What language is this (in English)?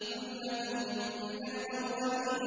Arabic